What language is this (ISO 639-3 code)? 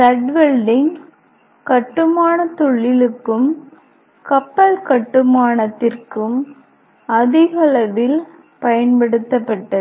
tam